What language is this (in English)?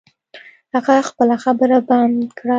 Pashto